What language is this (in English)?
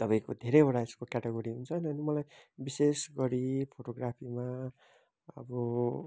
Nepali